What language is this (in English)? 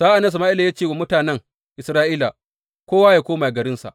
Hausa